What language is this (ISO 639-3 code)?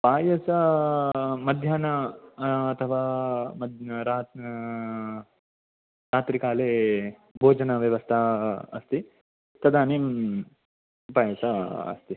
san